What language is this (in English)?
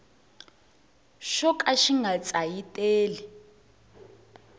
Tsonga